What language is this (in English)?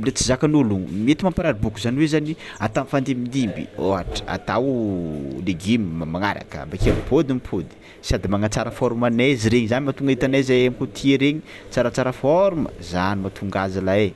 Tsimihety Malagasy